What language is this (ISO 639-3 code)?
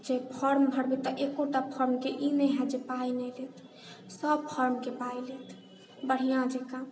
mai